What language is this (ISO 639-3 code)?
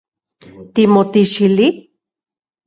ncx